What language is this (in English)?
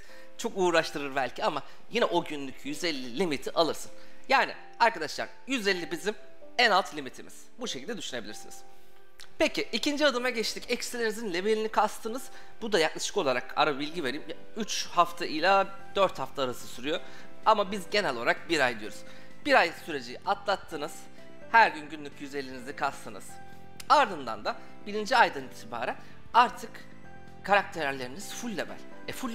Turkish